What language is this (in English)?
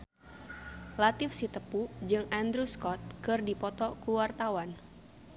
Sundanese